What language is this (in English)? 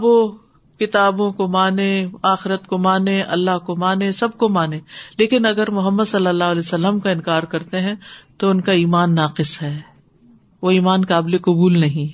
Urdu